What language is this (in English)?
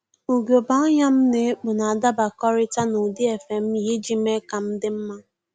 Igbo